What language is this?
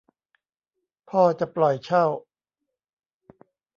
Thai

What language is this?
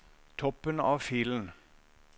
Norwegian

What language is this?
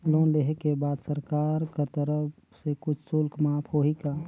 Chhattisgarhi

